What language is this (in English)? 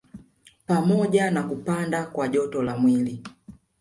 Swahili